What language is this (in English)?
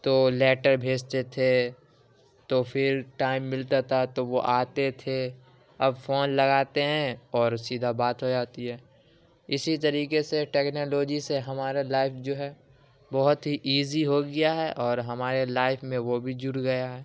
Urdu